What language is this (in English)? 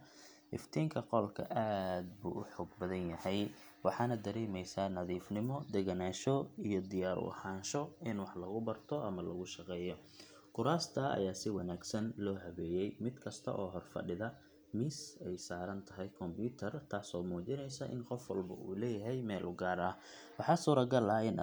Somali